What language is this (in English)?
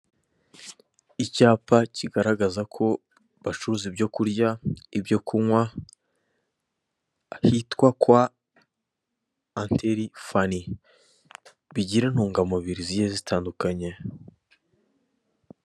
Kinyarwanda